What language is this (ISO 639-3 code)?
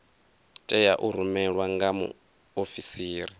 ven